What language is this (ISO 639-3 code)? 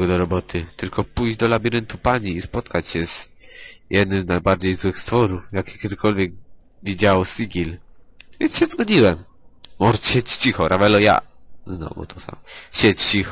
pol